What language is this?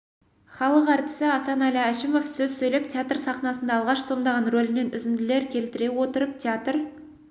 Kazakh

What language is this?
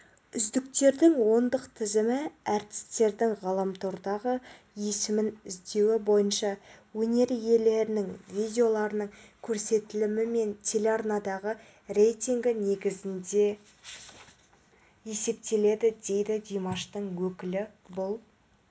Kazakh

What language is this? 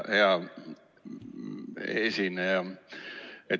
Estonian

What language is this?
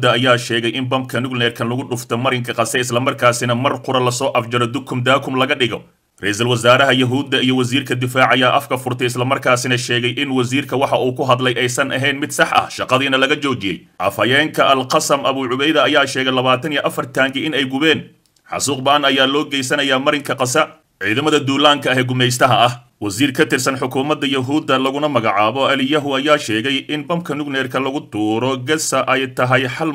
Arabic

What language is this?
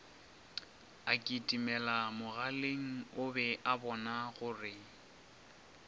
Northern Sotho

